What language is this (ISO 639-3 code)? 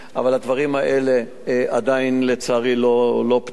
heb